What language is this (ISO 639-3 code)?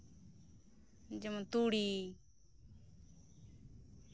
sat